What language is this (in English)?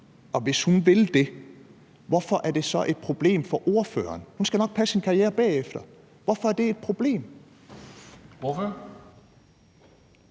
Danish